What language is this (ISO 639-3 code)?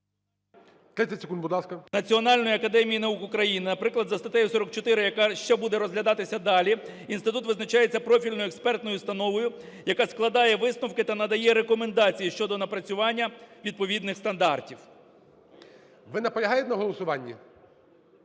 ukr